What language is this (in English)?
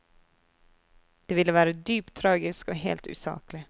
Norwegian